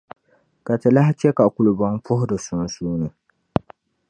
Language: Dagbani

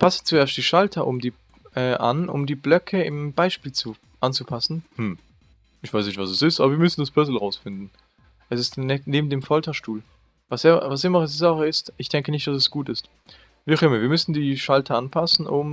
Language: German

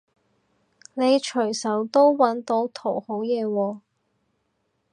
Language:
Cantonese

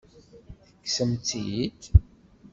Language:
Kabyle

